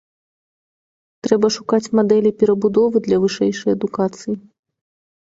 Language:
Belarusian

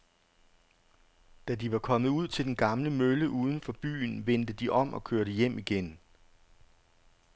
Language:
Danish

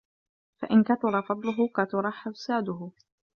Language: Arabic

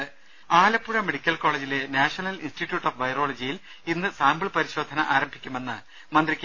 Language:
Malayalam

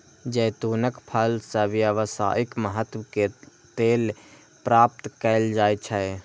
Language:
Maithili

